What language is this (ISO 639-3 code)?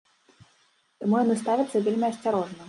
bel